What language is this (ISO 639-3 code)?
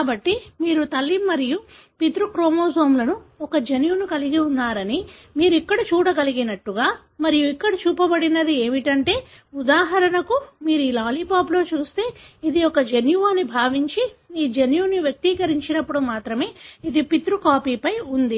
tel